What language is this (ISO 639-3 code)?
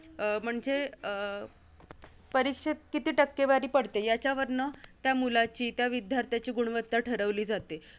mar